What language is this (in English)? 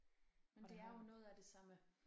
Danish